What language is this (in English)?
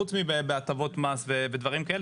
Hebrew